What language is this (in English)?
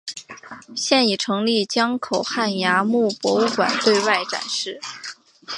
Chinese